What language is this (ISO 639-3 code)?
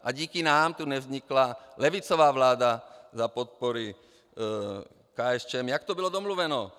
ces